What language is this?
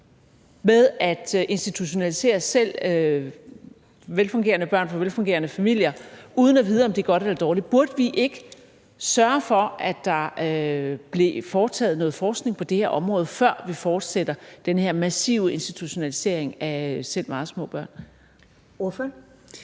Danish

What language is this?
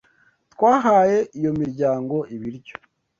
Kinyarwanda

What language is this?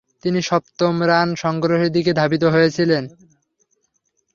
Bangla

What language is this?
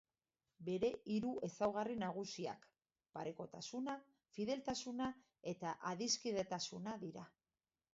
Basque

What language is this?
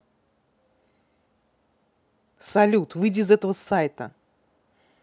Russian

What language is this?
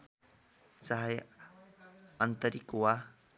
Nepali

